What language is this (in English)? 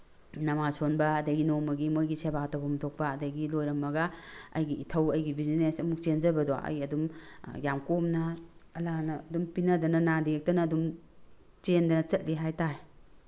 Manipuri